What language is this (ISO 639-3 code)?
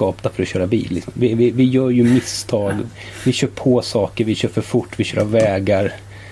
swe